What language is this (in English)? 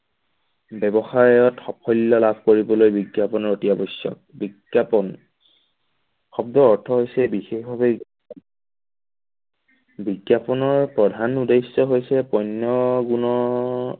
Assamese